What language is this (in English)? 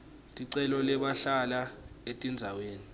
Swati